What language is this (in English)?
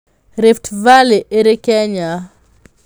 Kikuyu